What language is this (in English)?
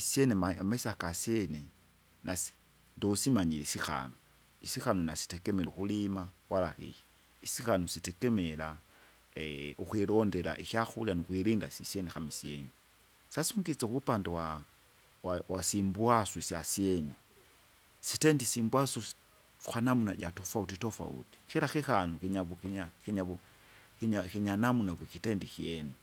Kinga